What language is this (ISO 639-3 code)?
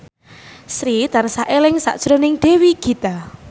jav